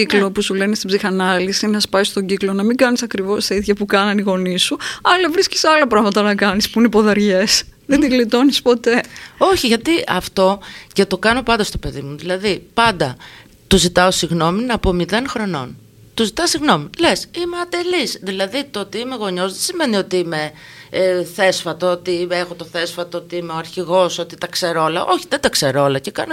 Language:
Greek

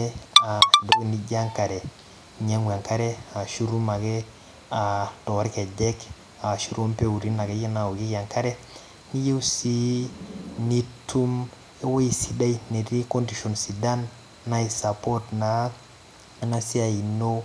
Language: Masai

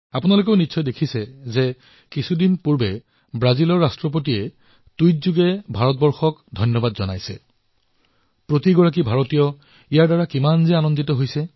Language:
Assamese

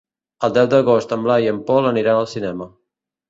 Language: Catalan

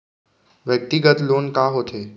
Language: Chhattisgarhi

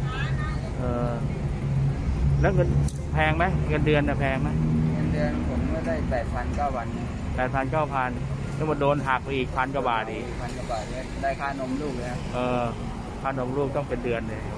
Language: Thai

